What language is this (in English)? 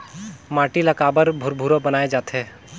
Chhattisgarhi